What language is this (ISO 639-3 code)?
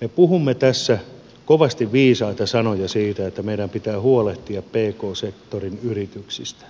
fin